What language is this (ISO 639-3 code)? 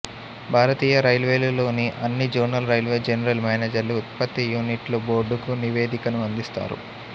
tel